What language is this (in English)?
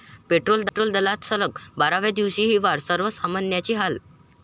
Marathi